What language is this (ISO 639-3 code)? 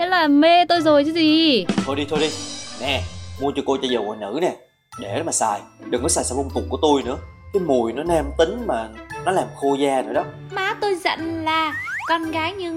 vie